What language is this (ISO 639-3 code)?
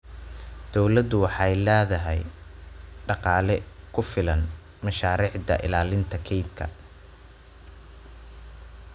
som